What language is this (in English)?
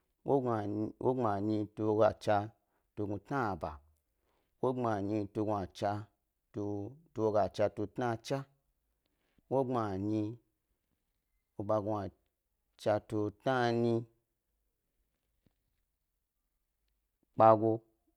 Gbari